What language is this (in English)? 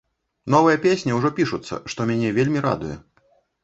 Belarusian